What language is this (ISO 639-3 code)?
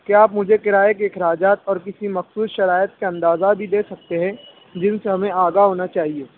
urd